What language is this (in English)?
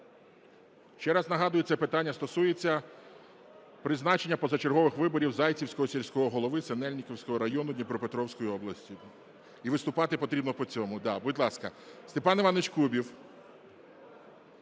Ukrainian